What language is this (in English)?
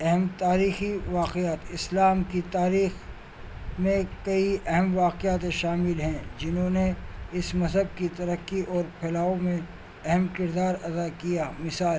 Urdu